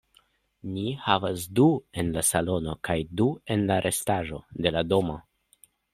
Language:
Esperanto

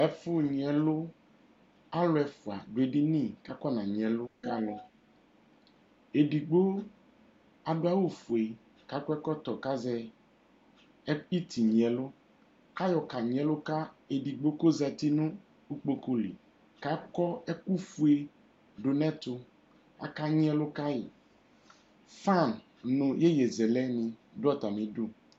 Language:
Ikposo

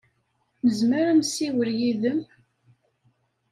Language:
Kabyle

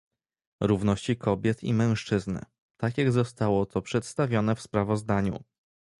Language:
Polish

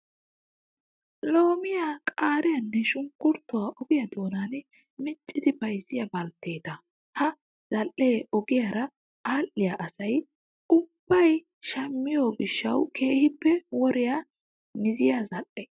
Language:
Wolaytta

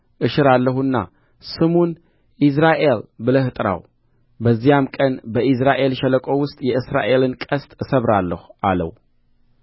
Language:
Amharic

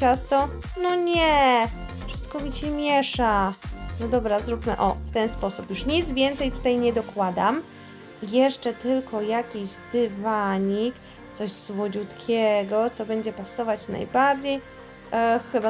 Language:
Polish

